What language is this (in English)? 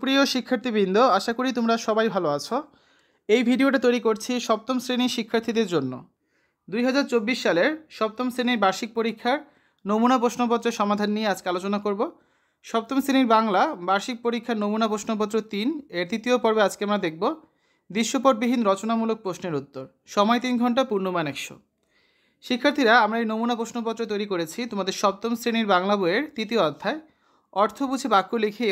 Bangla